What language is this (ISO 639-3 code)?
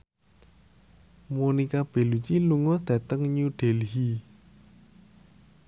jav